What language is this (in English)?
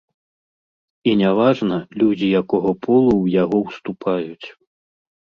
Belarusian